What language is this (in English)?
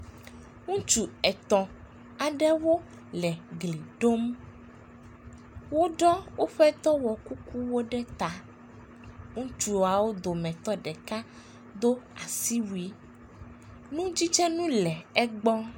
Ewe